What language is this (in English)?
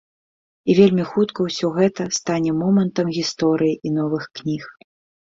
Belarusian